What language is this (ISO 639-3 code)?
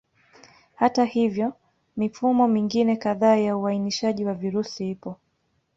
swa